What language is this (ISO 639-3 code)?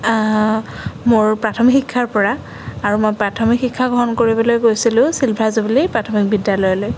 asm